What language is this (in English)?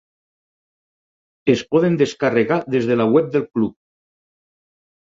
Catalan